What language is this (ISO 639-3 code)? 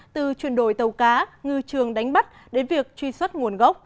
vie